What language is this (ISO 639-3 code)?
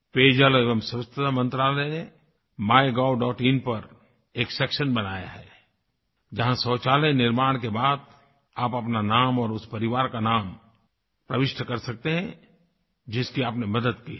hin